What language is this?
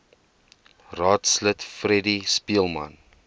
Afrikaans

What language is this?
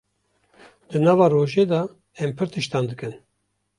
Kurdish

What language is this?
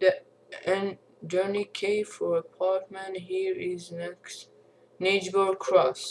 English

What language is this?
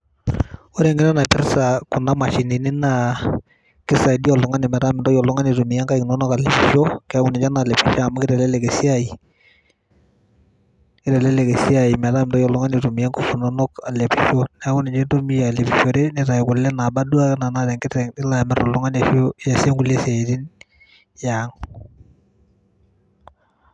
Masai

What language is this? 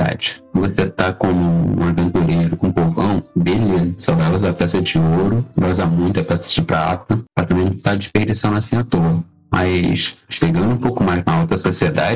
Portuguese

